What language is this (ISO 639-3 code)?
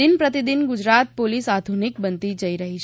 guj